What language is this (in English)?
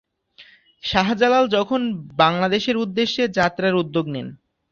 Bangla